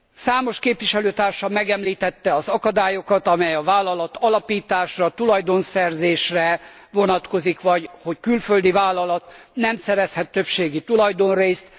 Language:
Hungarian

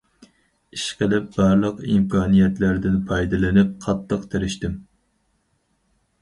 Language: Uyghur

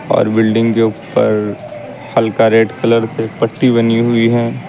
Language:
Hindi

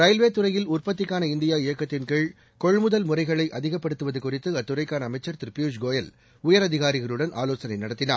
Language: Tamil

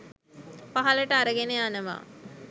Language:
Sinhala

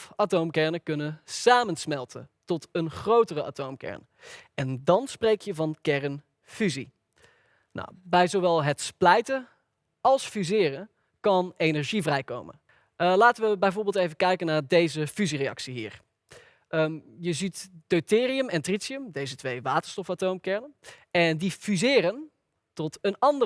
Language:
Dutch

